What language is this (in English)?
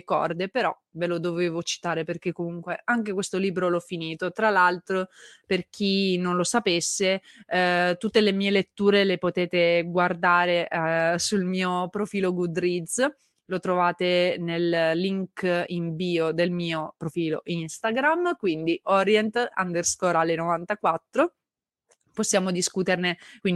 Italian